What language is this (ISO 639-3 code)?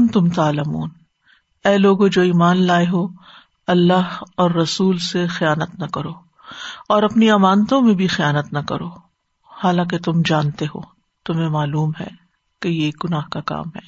urd